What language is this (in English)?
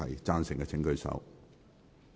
Cantonese